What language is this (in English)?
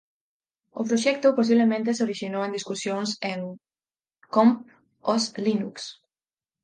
Galician